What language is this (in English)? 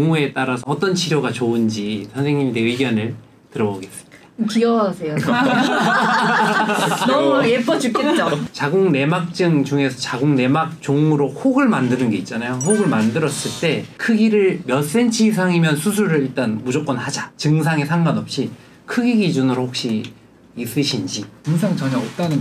Korean